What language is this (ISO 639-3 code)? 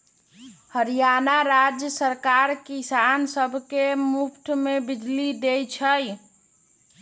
mag